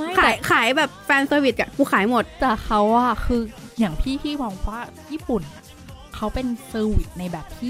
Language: Thai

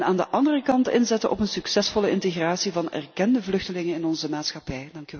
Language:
Dutch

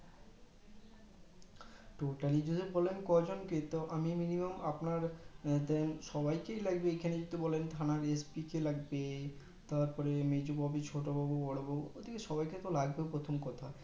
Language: Bangla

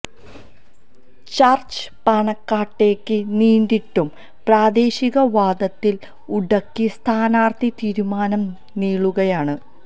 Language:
Malayalam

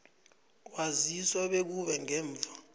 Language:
South Ndebele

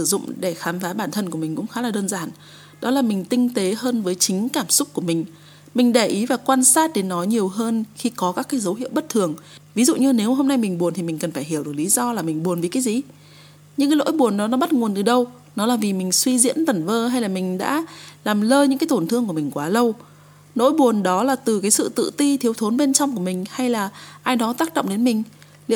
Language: Vietnamese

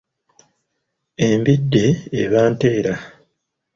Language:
Ganda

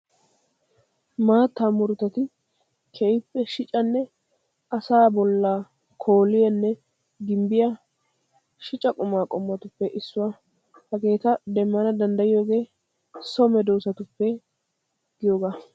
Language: Wolaytta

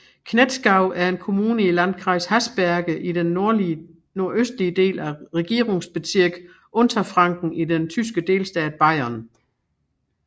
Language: Danish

